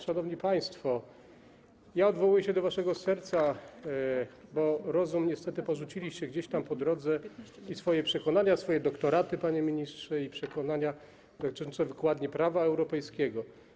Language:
Polish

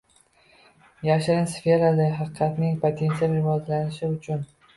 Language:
Uzbek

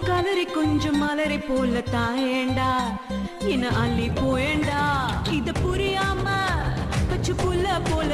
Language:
Romanian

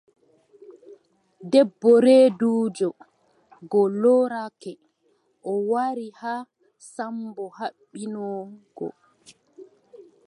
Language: Adamawa Fulfulde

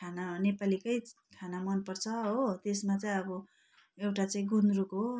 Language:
Nepali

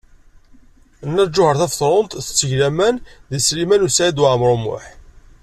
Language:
Kabyle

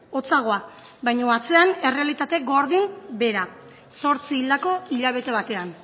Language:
Basque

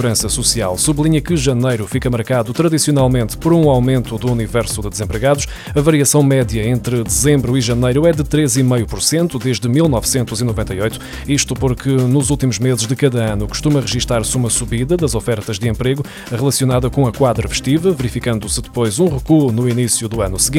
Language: Portuguese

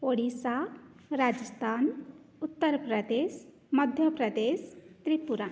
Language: Sanskrit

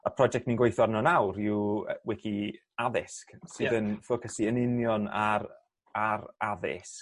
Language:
Welsh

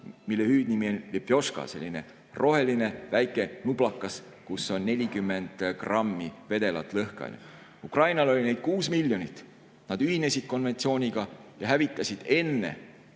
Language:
Estonian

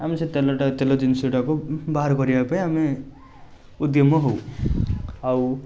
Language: Odia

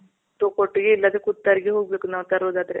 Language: Kannada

